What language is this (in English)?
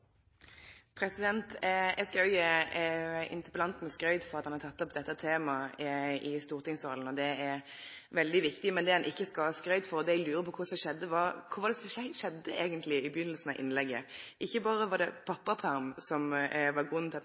Norwegian